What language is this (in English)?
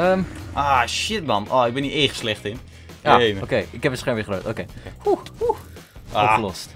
Dutch